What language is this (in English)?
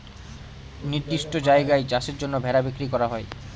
Bangla